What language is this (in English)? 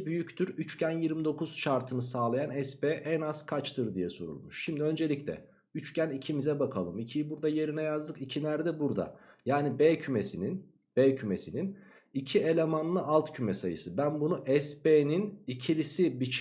Turkish